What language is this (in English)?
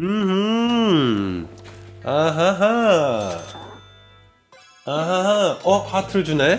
Korean